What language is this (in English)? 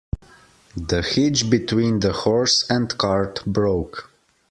English